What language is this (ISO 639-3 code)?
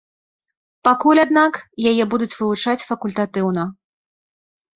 bel